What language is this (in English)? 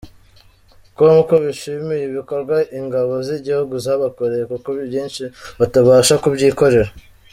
Kinyarwanda